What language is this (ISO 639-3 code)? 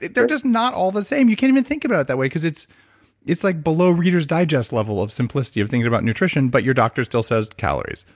eng